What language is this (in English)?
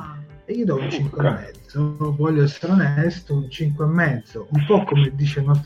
Italian